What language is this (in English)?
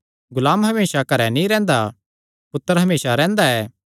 Kangri